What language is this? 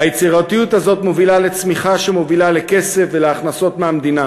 Hebrew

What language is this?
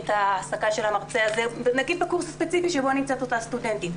Hebrew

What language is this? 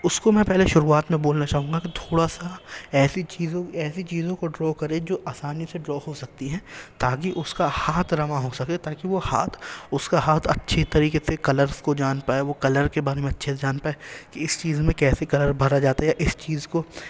Urdu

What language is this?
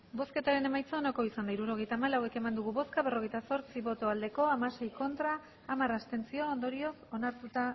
Basque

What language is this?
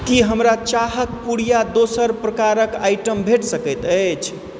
Maithili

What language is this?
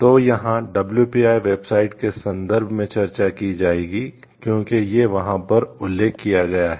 Hindi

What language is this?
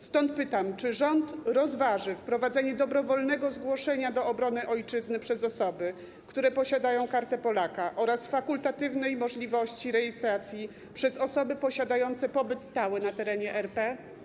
Polish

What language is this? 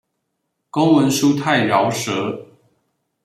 Chinese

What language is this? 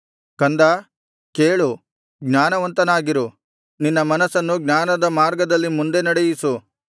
Kannada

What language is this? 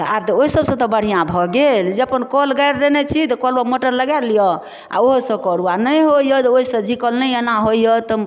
Maithili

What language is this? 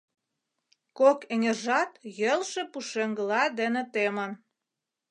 Mari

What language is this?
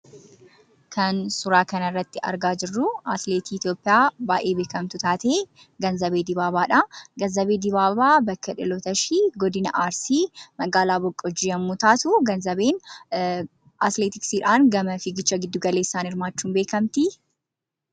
Oromo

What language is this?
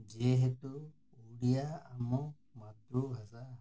Odia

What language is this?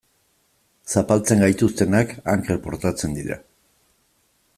Basque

